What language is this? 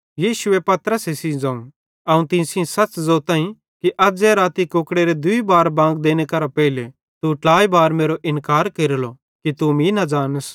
Bhadrawahi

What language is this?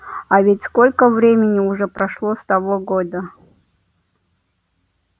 Russian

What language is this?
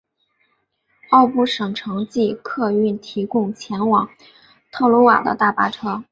Chinese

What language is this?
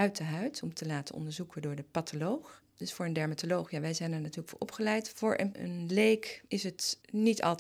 Dutch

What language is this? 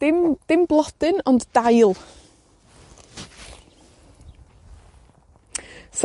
Welsh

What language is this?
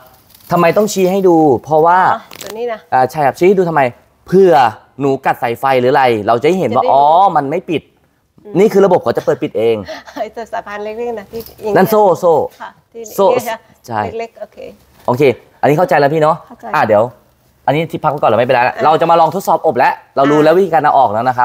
Thai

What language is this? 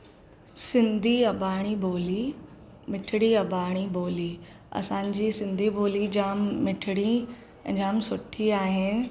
Sindhi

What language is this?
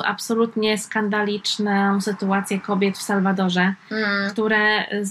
Polish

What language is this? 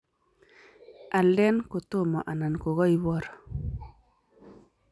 Kalenjin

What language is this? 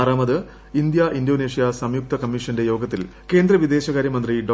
Malayalam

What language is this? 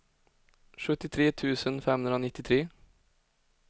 Swedish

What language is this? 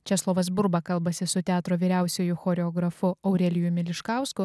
Lithuanian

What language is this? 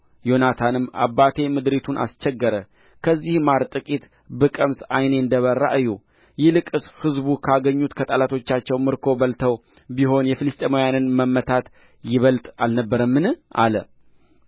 Amharic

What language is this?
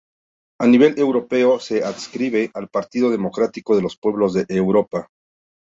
Spanish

